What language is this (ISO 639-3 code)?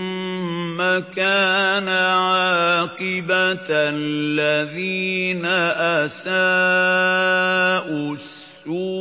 ara